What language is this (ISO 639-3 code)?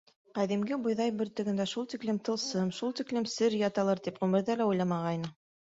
bak